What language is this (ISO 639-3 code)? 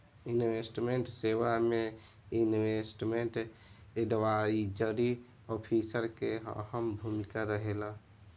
bho